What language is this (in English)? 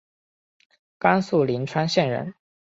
Chinese